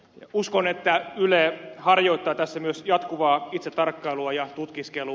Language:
Finnish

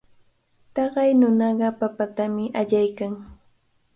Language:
Cajatambo North Lima Quechua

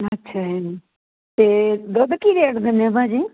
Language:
Punjabi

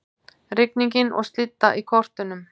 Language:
Icelandic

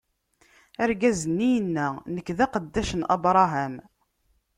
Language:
Kabyle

